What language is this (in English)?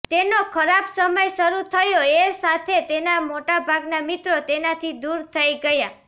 Gujarati